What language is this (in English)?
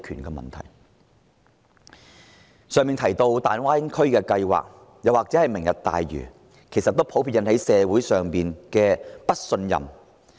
Cantonese